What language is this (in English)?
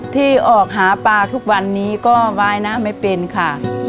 Thai